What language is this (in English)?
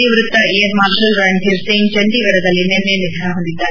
Kannada